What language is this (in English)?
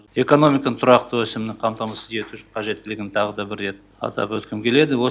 Kazakh